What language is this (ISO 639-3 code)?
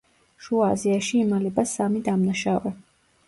kat